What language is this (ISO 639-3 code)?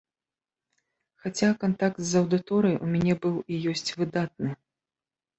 bel